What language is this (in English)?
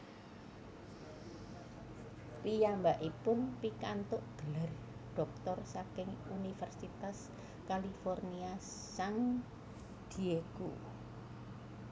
Javanese